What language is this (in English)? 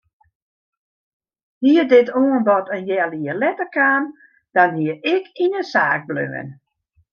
Western Frisian